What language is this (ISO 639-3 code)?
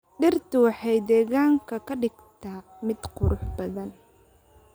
som